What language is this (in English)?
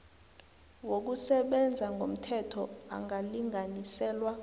South Ndebele